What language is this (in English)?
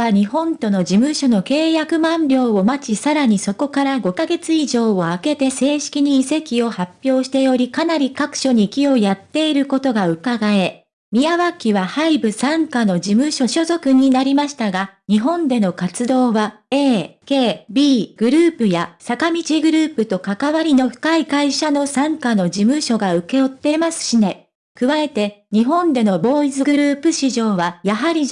Japanese